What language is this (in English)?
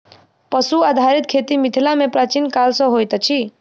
Maithili